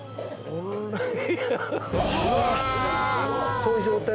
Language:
Japanese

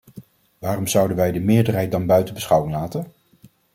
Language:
Dutch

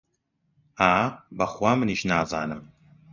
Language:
Central Kurdish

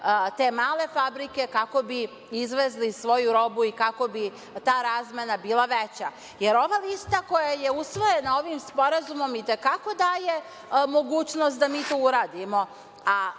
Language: Serbian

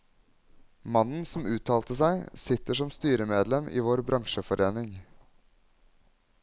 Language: Norwegian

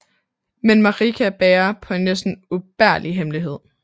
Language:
Danish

